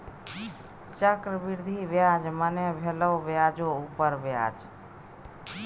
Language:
Maithili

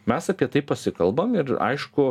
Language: Lithuanian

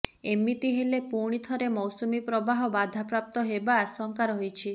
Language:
Odia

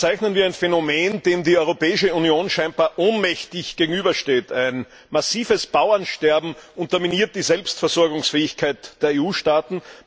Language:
German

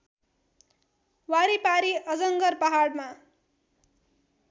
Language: Nepali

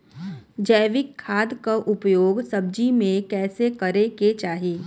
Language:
Bhojpuri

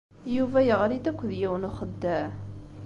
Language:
Kabyle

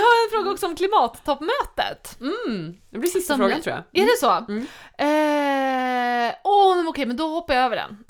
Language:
Swedish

